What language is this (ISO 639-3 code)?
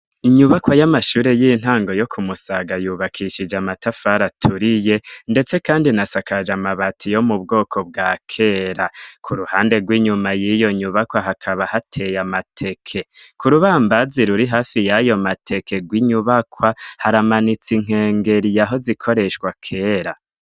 run